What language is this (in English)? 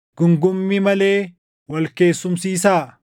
Oromo